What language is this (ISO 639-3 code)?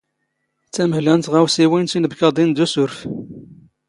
zgh